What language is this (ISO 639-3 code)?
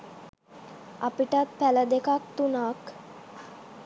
sin